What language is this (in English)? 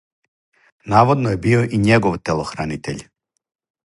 Serbian